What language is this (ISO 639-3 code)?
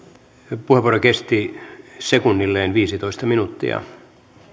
fin